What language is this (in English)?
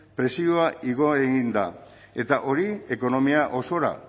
Basque